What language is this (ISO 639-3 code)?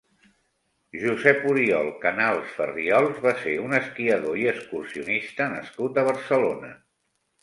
cat